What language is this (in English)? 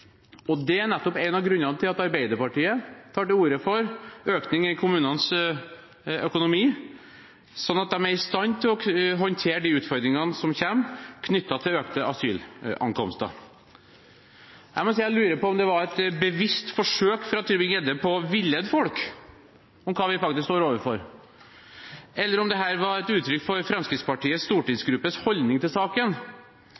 Norwegian Bokmål